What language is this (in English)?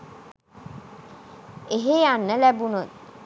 Sinhala